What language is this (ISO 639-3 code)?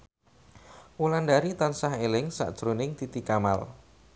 jav